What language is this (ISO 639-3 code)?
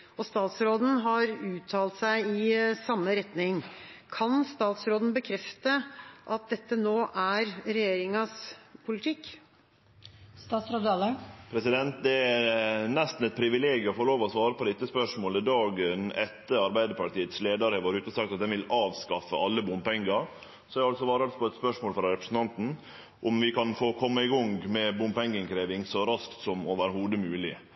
nor